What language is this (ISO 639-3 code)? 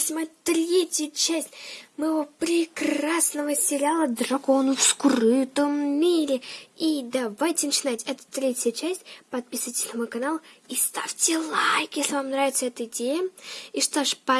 rus